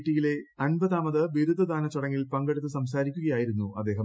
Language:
Malayalam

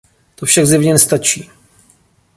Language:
Czech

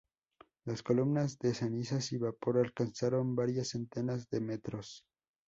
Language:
Spanish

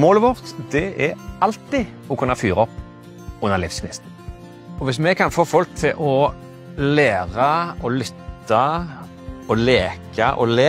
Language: Norwegian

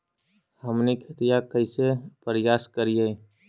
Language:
Magahi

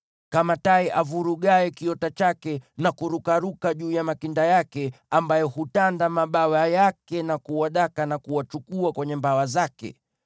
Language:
Swahili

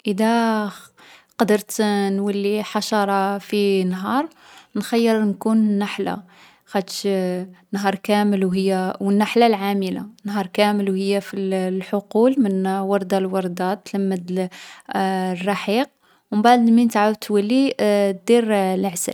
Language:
Algerian Arabic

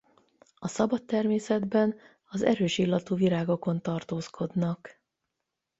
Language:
Hungarian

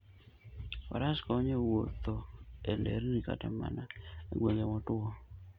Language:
Luo (Kenya and Tanzania)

